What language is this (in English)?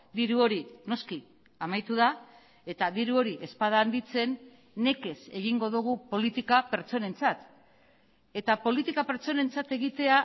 Basque